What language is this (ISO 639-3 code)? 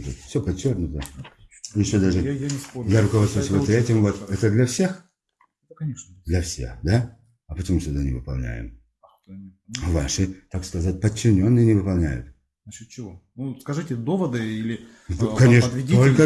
rus